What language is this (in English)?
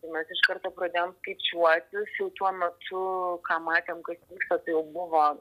Lithuanian